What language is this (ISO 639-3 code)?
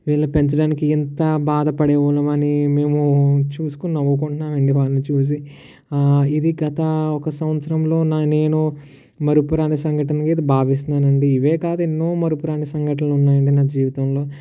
tel